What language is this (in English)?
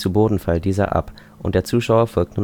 German